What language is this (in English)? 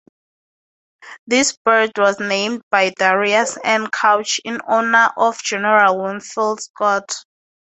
English